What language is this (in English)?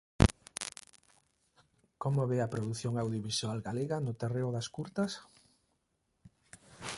Galician